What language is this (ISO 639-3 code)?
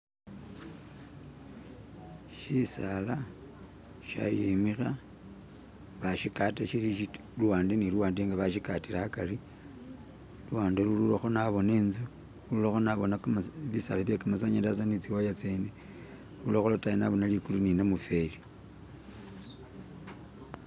myx